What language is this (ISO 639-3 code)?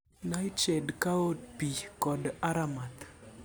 luo